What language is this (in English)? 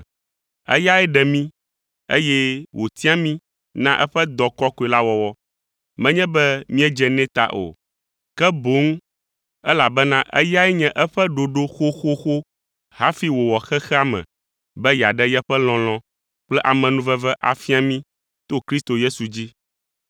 Ewe